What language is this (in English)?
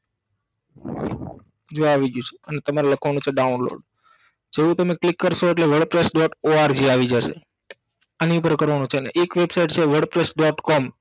Gujarati